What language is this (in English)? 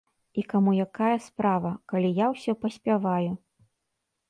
Belarusian